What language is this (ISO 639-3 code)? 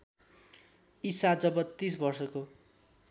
nep